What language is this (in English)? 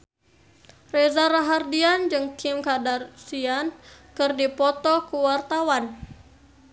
Sundanese